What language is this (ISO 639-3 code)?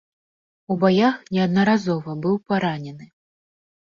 bel